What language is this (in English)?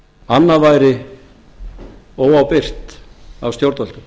Icelandic